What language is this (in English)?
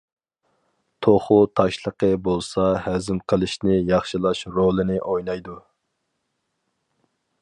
Uyghur